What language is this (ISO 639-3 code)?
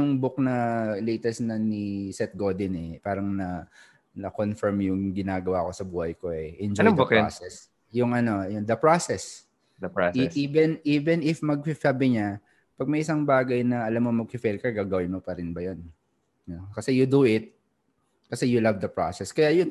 fil